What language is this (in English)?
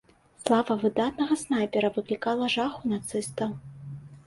Belarusian